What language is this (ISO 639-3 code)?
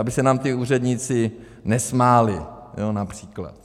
ces